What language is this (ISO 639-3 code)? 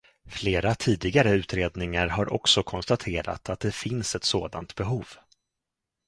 swe